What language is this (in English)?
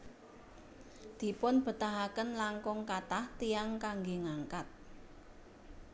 Javanese